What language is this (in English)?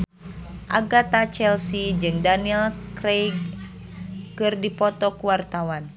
Sundanese